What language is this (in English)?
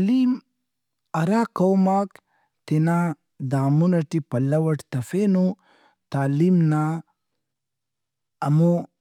Brahui